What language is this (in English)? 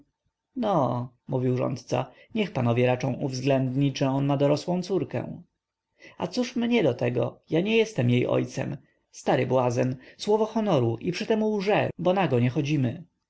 Polish